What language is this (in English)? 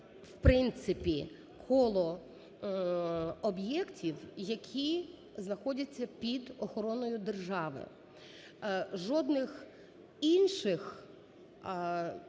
Ukrainian